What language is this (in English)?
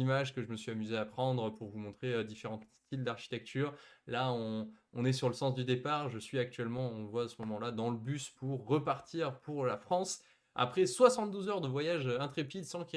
French